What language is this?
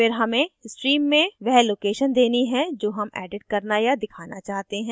Hindi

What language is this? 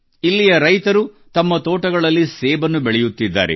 Kannada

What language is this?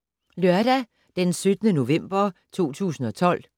Danish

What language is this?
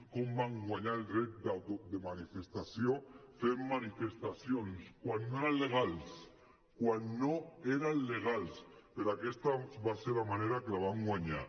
Catalan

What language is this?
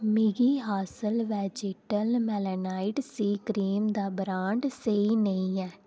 Dogri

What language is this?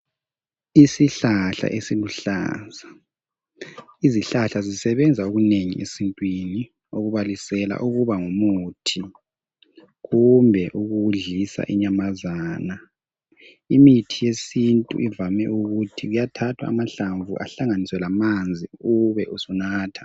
North Ndebele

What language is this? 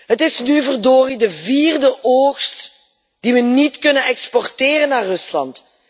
Dutch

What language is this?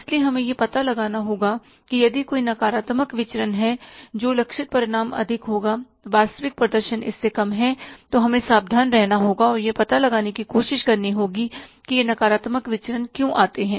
Hindi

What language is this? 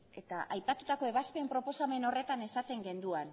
Basque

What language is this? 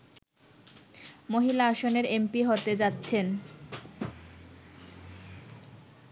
Bangla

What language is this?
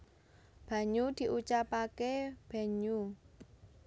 Javanese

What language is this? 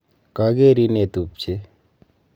Kalenjin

